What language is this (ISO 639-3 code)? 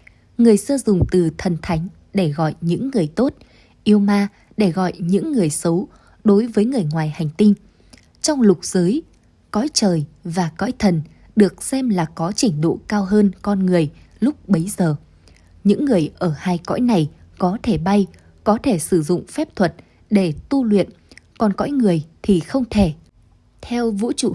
vie